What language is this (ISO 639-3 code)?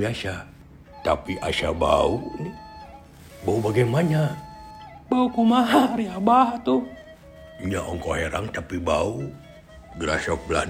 ind